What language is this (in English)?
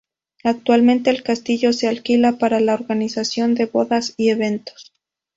Spanish